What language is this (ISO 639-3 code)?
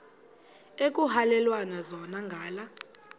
xho